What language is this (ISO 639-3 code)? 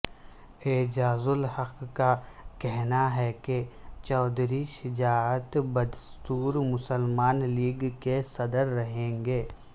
urd